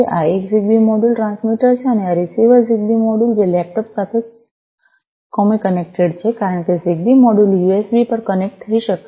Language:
Gujarati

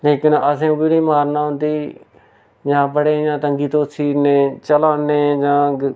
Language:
Dogri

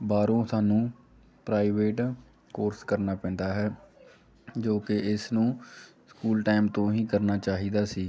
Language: Punjabi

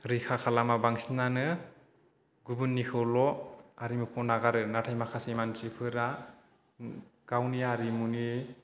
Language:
Bodo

